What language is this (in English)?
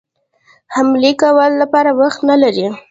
Pashto